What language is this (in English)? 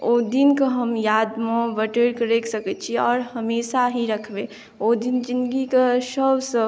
Maithili